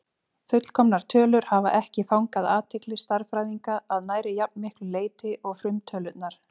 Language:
Icelandic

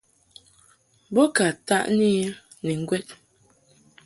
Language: Mungaka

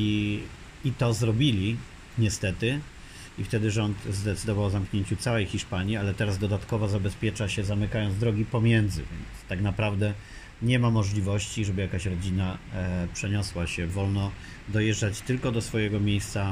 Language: Polish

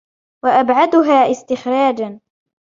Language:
Arabic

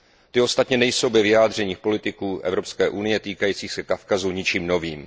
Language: Czech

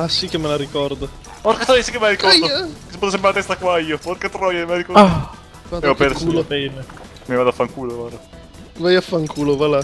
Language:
Italian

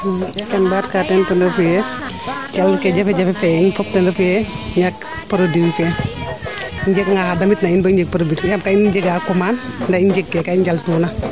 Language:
Serer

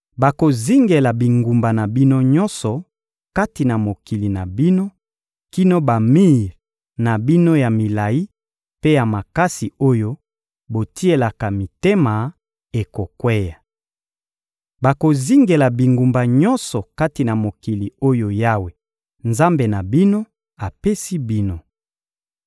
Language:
Lingala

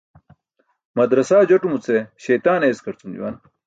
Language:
Burushaski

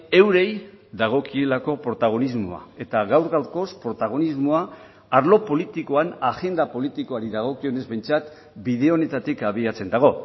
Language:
Basque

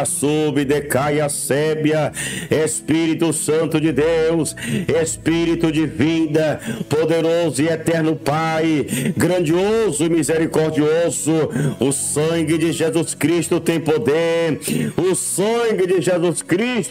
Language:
Portuguese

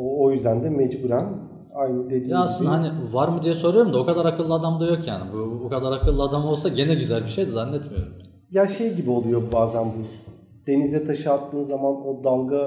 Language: Turkish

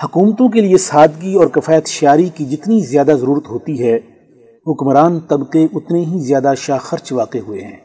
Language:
Urdu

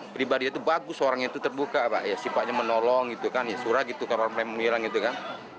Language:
Indonesian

